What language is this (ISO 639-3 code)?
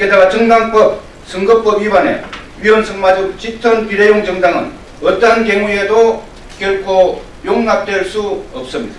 kor